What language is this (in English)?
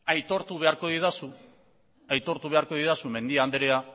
Basque